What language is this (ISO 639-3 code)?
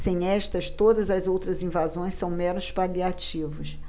por